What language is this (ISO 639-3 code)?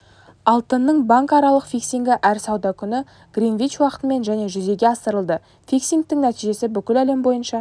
kaz